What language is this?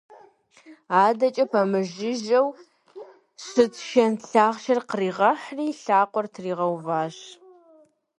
Kabardian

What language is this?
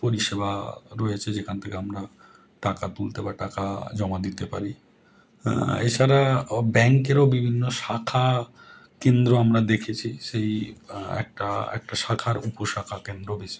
Bangla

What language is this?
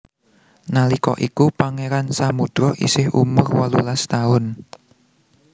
Javanese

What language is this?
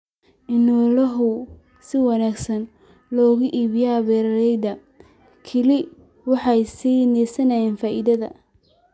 Somali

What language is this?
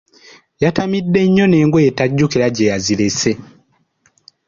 Ganda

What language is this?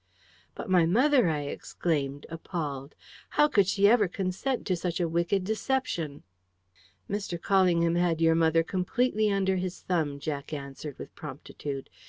English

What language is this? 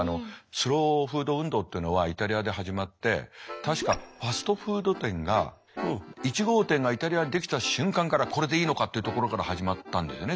Japanese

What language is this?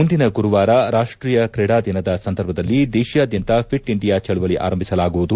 Kannada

